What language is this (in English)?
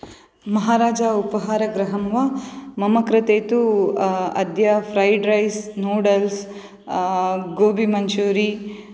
Sanskrit